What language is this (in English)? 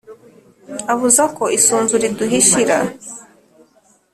Kinyarwanda